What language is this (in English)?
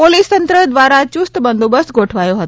Gujarati